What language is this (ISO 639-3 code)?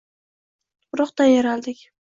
uzb